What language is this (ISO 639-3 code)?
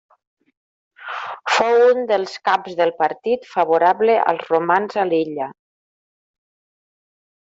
cat